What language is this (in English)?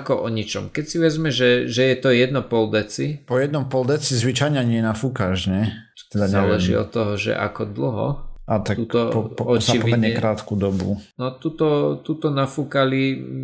Slovak